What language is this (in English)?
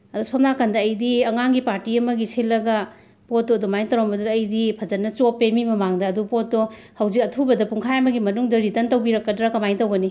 Manipuri